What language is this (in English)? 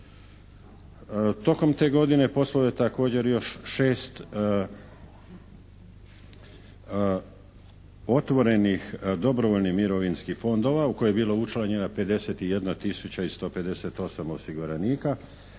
Croatian